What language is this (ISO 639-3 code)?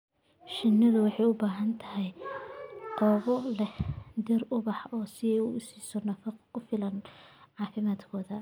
som